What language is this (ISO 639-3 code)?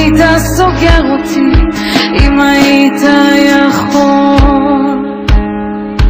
ara